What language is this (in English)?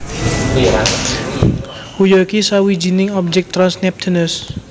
Javanese